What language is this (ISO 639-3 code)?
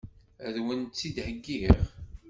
kab